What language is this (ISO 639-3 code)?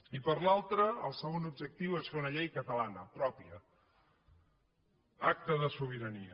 cat